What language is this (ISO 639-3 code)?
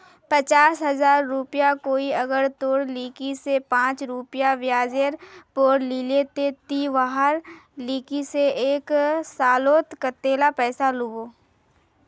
mag